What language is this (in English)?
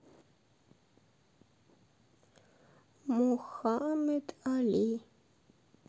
Russian